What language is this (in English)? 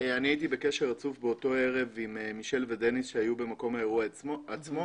Hebrew